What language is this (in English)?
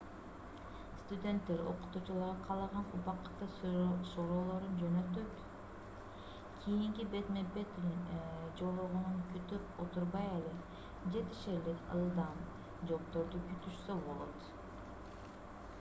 Kyrgyz